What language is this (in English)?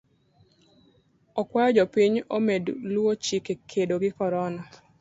Luo (Kenya and Tanzania)